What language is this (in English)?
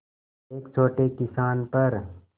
Hindi